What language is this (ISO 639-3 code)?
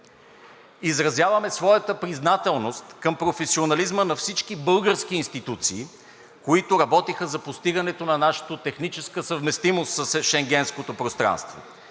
bul